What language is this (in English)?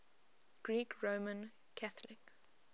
English